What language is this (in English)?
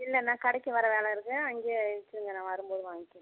Tamil